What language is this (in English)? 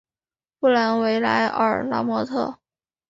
Chinese